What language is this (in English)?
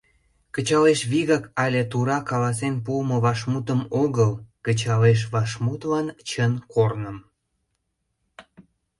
Mari